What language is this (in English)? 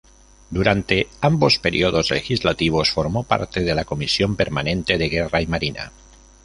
Spanish